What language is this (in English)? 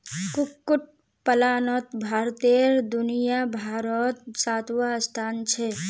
Magahi